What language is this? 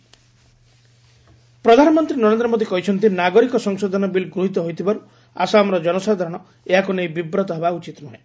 Odia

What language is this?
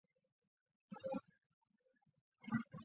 Chinese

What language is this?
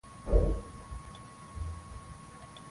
Swahili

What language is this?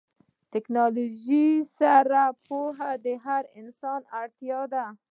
Pashto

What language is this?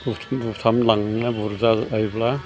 Bodo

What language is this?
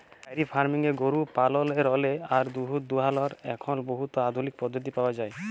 Bangla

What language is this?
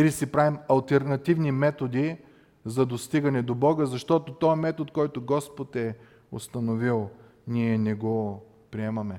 Bulgarian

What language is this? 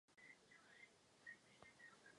Czech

